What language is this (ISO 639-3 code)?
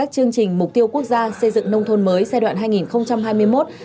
vie